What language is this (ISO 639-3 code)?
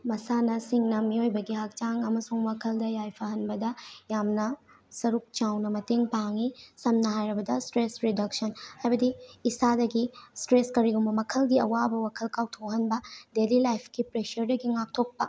mni